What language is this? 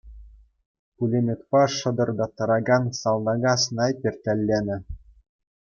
Chuvash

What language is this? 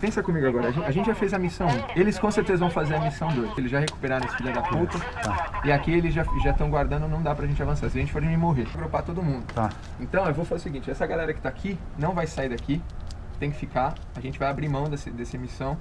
Portuguese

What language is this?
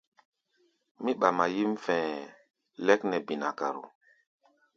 Gbaya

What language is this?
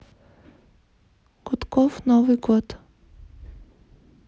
Russian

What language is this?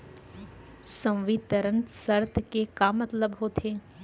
Chhattisgarhi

